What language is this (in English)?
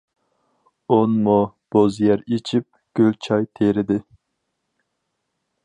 Uyghur